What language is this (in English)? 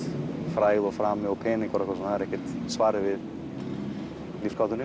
Icelandic